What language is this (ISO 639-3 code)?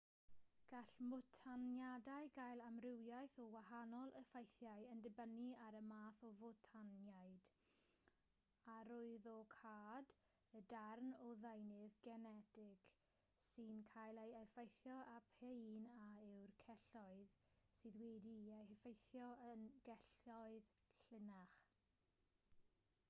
cym